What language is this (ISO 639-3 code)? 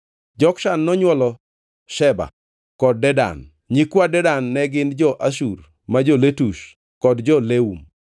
luo